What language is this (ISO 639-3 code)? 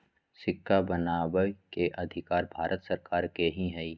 mag